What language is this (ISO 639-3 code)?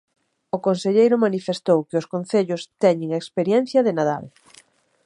glg